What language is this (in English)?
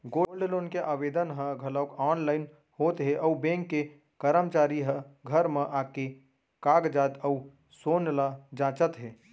Chhattisgarhi